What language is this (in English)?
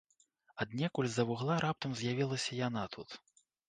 Belarusian